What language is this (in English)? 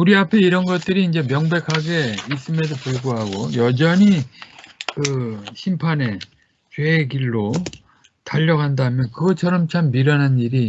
Korean